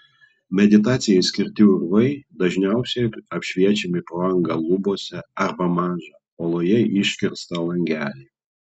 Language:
Lithuanian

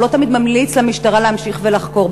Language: Hebrew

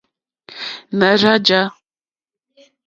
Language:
Mokpwe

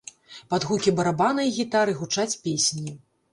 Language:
Belarusian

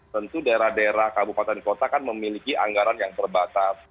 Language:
Indonesian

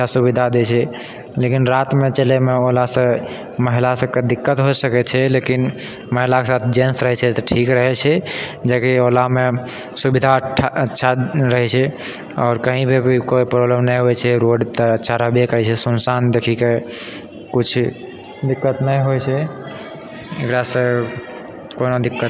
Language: Maithili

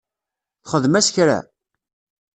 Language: Kabyle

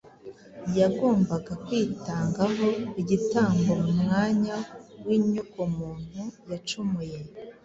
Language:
Kinyarwanda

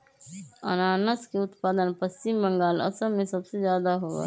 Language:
Magahi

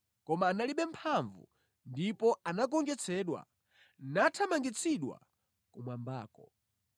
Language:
Nyanja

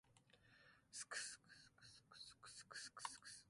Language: Japanese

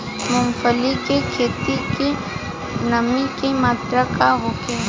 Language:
Bhojpuri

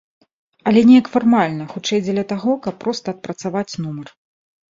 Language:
Belarusian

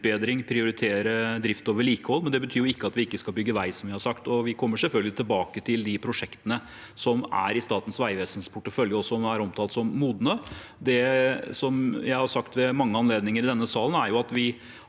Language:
Norwegian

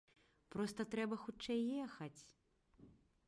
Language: Belarusian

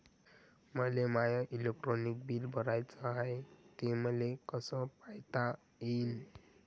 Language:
Marathi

